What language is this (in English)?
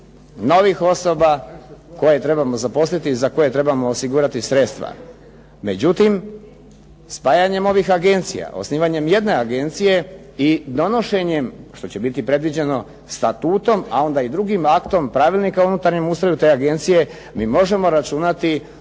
Croatian